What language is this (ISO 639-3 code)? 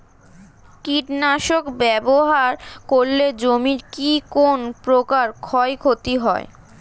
ben